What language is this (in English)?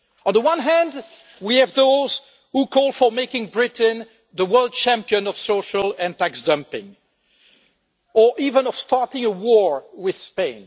English